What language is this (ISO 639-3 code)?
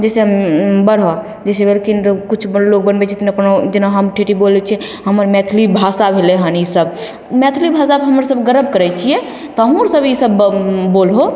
mai